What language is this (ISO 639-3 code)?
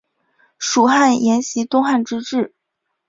zho